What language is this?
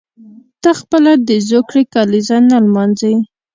Pashto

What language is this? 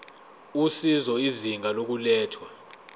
Zulu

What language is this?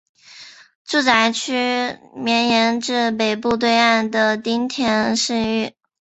Chinese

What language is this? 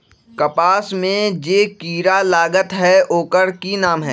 Magahi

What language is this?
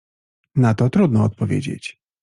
Polish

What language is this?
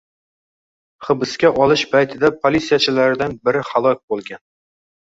Uzbek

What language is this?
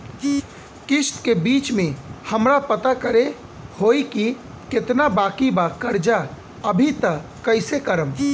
Bhojpuri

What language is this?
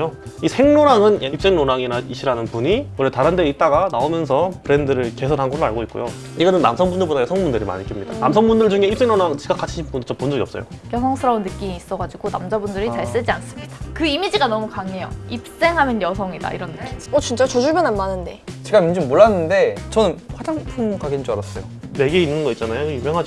Korean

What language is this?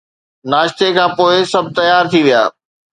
Sindhi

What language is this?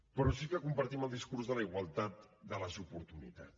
Catalan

